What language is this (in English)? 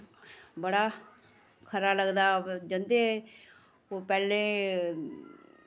Dogri